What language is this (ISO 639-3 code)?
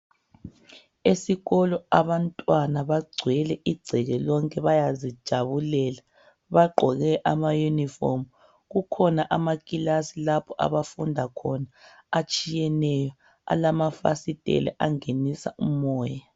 nde